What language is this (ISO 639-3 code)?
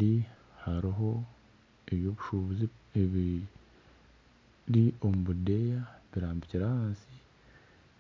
nyn